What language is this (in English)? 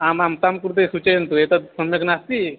Sanskrit